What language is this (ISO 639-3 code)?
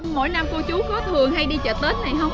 vie